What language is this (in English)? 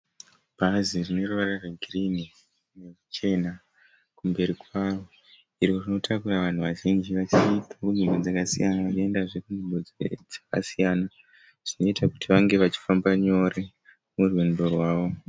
Shona